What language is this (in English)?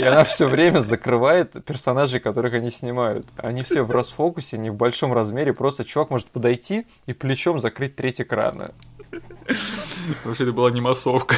Russian